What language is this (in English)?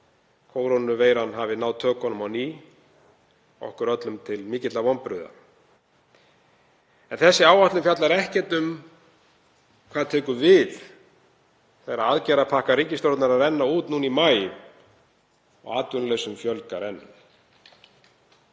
Icelandic